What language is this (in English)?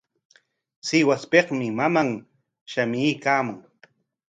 Corongo Ancash Quechua